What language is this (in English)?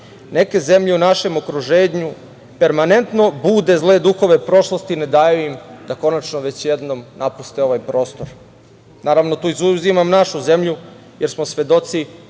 Serbian